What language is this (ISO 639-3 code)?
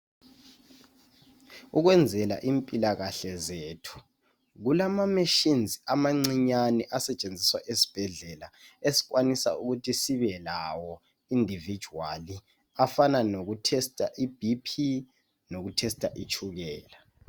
nde